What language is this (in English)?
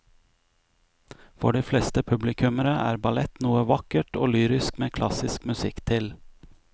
Norwegian